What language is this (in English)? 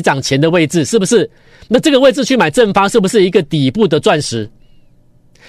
Chinese